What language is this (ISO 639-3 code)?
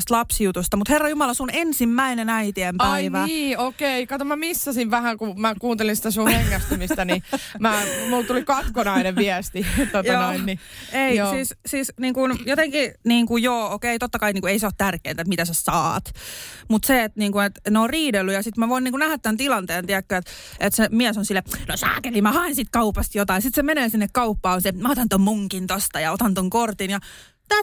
fin